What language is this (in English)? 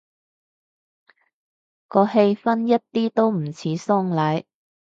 Cantonese